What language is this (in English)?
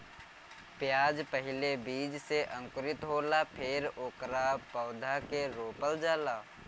Bhojpuri